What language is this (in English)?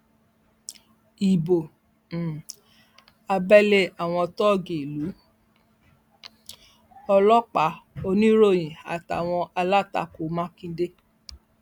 Yoruba